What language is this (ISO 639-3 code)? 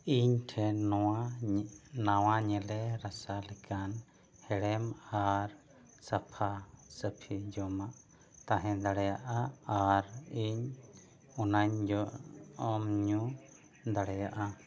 sat